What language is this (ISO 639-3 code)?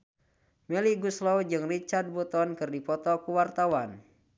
sun